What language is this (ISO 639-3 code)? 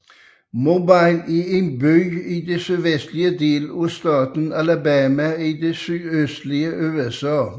dan